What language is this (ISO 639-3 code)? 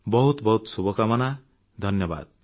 ori